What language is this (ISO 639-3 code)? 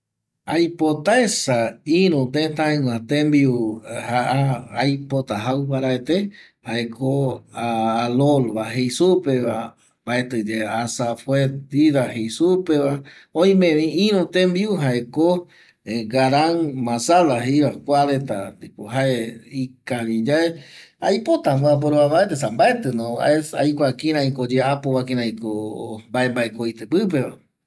gui